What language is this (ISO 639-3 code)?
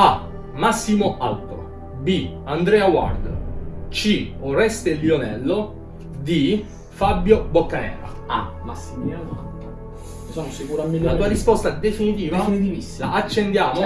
ita